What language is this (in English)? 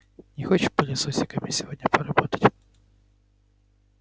Russian